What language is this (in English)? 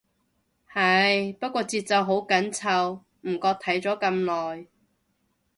Cantonese